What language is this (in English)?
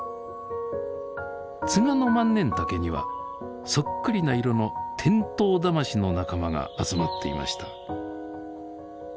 Japanese